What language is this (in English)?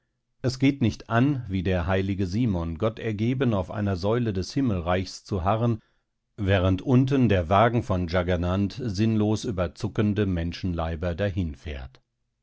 German